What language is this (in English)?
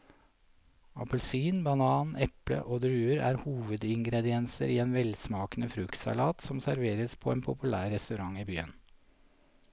Norwegian